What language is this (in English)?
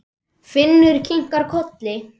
Icelandic